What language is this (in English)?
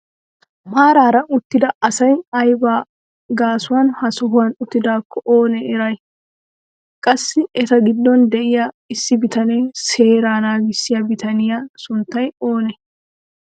Wolaytta